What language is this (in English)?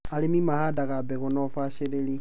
Kikuyu